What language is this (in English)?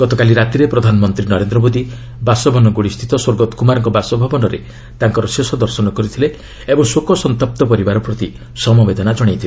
Odia